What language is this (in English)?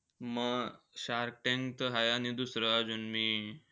Marathi